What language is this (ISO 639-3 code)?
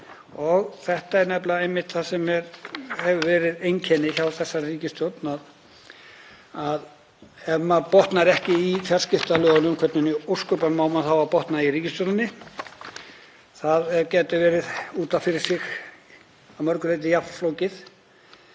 isl